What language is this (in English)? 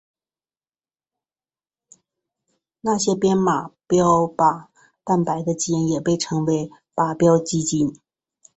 Chinese